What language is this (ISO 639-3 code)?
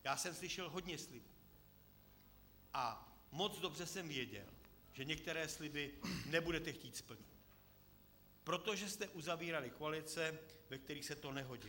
ces